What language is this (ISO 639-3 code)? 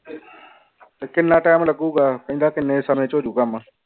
pan